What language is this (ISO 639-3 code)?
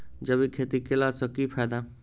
mai